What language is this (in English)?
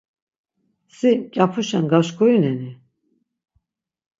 Laz